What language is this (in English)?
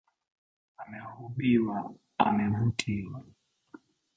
Swahili